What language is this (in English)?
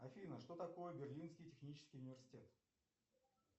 Russian